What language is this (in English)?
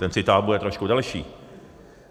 Czech